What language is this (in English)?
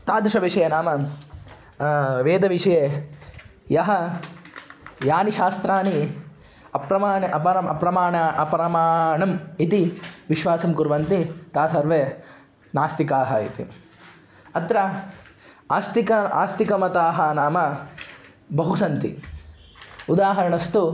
Sanskrit